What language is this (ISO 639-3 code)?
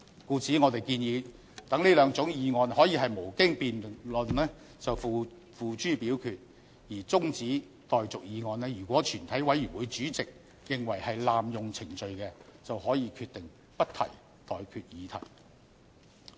yue